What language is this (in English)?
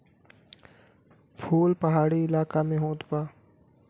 Bhojpuri